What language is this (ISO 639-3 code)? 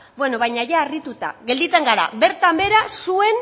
eus